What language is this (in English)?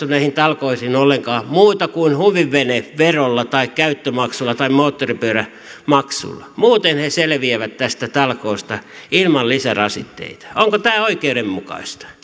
Finnish